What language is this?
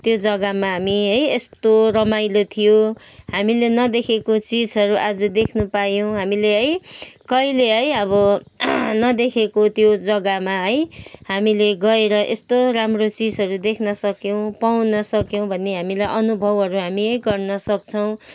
Nepali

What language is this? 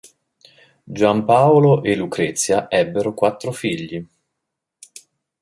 Italian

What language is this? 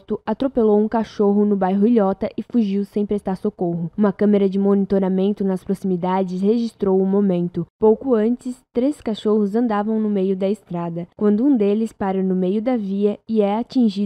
Portuguese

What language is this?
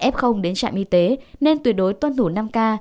Vietnamese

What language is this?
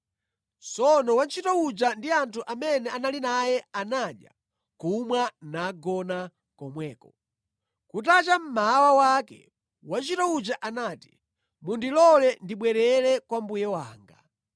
Nyanja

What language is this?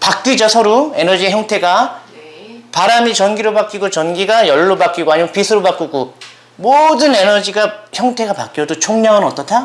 Korean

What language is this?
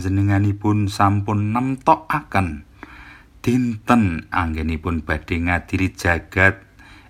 Indonesian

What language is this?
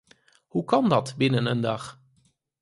Dutch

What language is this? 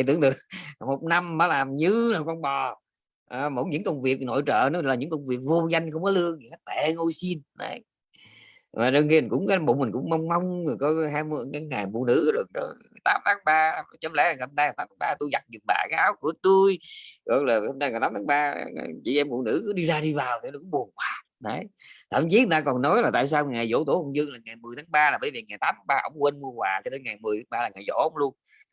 Vietnamese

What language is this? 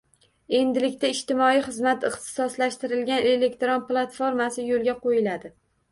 Uzbek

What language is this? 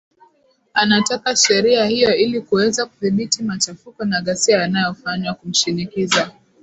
Swahili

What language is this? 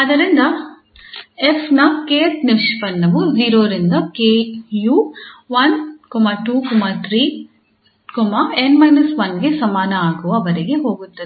Kannada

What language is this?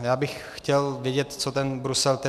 Czech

